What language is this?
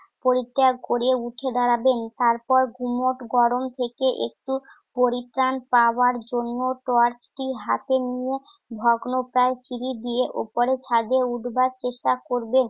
Bangla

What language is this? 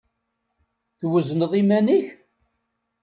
Kabyle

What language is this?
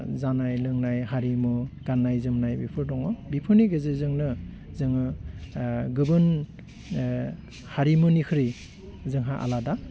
Bodo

